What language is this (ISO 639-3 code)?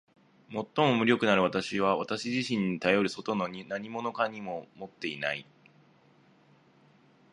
jpn